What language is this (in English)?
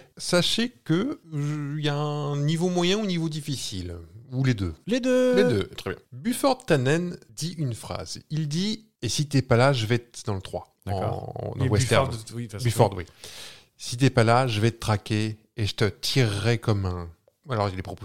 French